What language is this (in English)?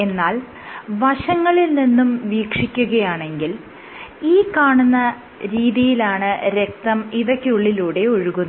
Malayalam